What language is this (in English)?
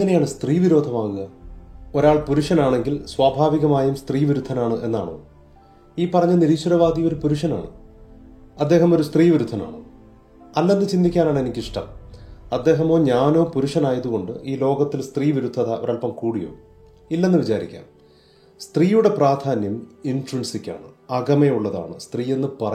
Malayalam